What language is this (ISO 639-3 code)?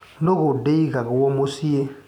kik